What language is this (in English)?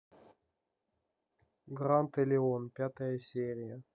Russian